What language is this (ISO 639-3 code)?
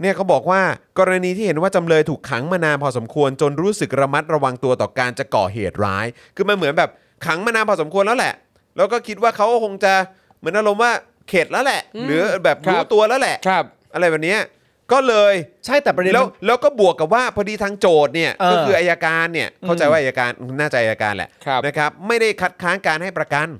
tha